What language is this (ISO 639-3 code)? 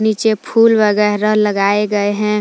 hin